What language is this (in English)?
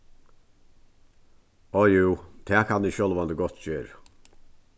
Faroese